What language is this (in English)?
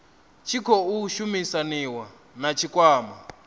Venda